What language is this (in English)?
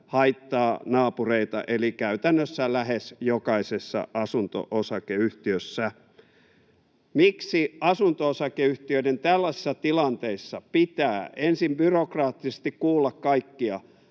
Finnish